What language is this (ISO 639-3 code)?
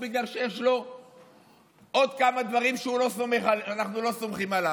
heb